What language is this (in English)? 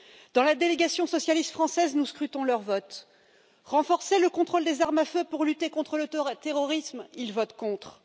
French